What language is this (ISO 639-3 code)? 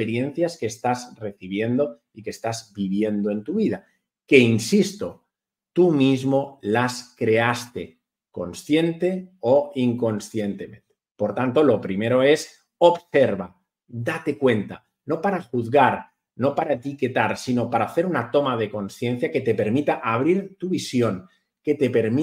spa